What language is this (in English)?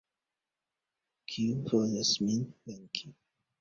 Esperanto